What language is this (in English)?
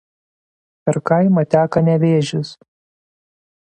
Lithuanian